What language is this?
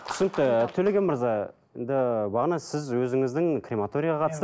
Kazakh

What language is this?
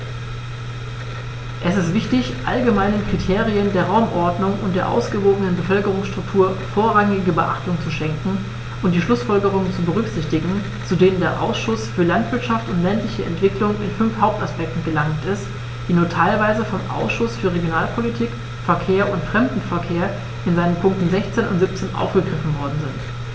German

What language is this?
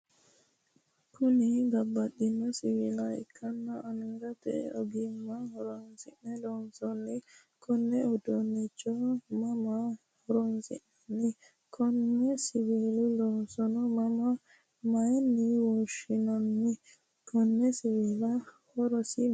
Sidamo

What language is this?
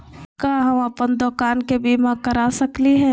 Magahi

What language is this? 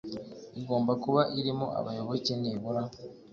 Kinyarwanda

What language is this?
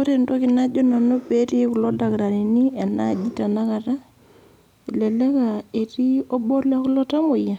Masai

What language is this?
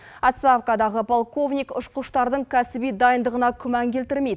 Kazakh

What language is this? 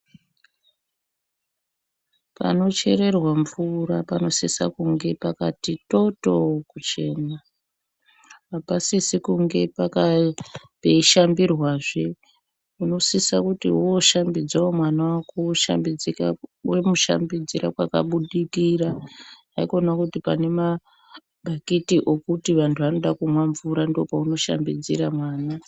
Ndau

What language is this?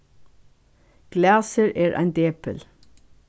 Faroese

